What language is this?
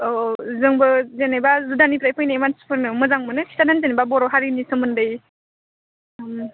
Bodo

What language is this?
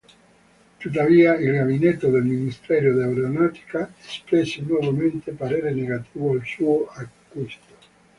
Italian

